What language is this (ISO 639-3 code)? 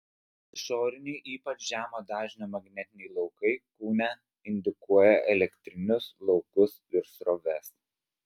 lit